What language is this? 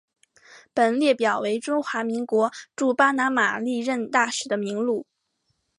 Chinese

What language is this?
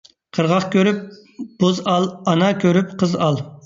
Uyghur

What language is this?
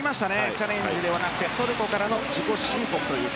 Japanese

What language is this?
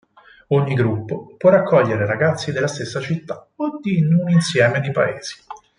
Italian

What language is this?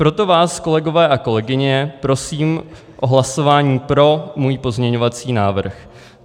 Czech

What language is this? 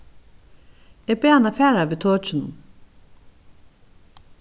Faroese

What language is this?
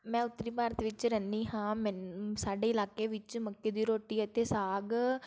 Punjabi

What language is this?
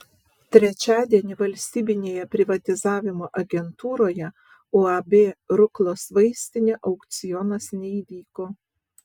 Lithuanian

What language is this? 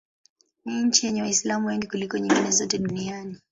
Swahili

